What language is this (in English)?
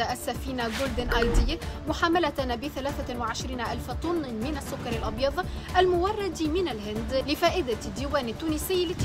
Arabic